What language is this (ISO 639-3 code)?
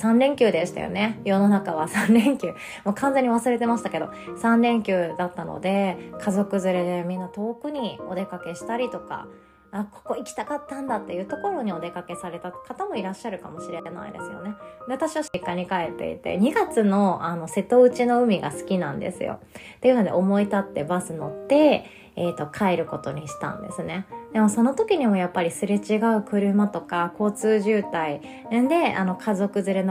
jpn